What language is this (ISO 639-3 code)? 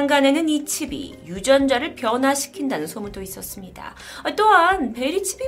kor